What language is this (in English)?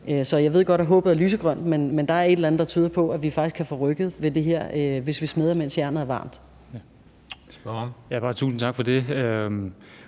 Danish